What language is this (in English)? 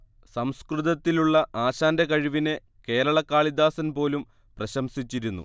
Malayalam